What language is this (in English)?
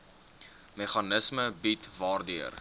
Afrikaans